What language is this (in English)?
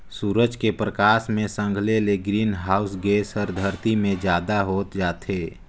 Chhattisgarhi